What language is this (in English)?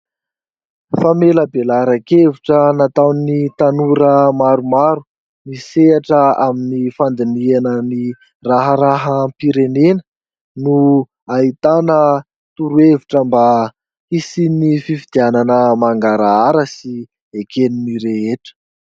Malagasy